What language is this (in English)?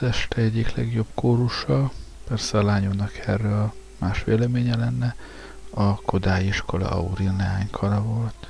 Hungarian